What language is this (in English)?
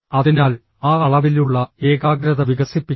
Malayalam